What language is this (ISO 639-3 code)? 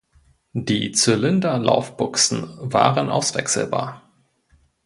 deu